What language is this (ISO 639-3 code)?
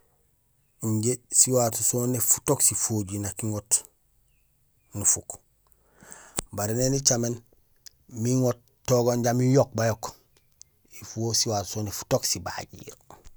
gsl